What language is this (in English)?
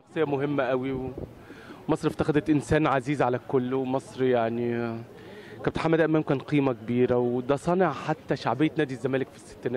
Arabic